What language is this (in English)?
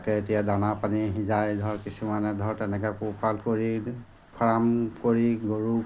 Assamese